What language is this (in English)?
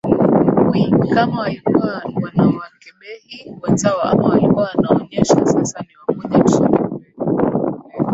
Swahili